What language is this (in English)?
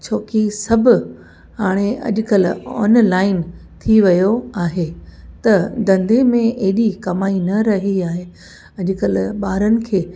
Sindhi